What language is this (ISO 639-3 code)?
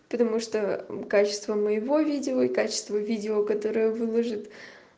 rus